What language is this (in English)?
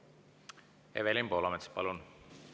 Estonian